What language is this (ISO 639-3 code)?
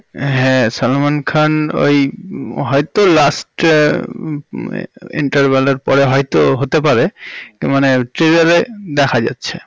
ben